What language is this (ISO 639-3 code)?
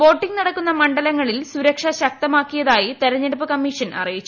mal